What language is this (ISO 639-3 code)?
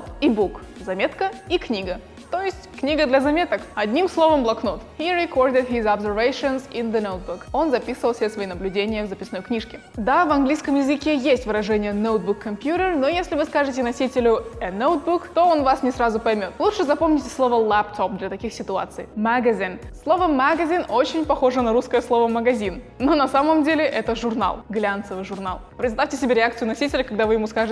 rus